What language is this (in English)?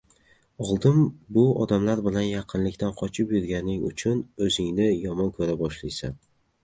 Uzbek